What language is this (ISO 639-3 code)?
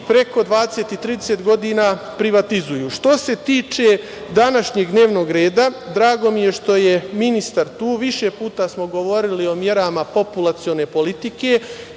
srp